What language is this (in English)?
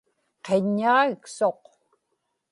Inupiaq